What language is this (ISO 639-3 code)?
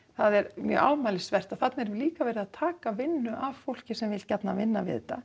isl